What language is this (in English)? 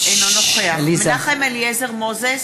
Hebrew